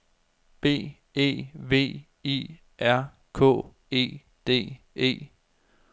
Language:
Danish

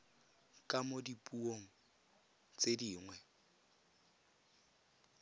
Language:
Tswana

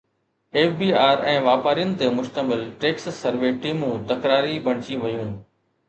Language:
Sindhi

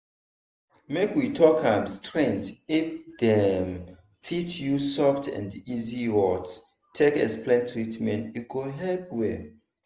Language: Nigerian Pidgin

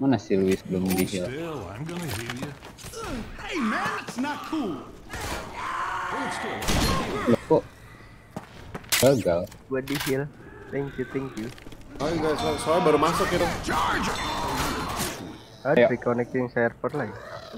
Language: Indonesian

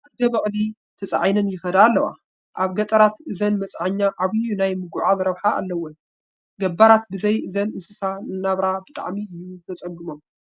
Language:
Tigrinya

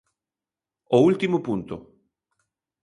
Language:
Galician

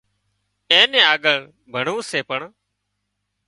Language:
Wadiyara Koli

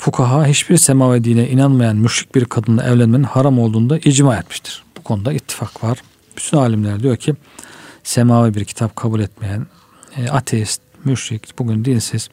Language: Turkish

